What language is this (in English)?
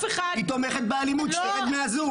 Hebrew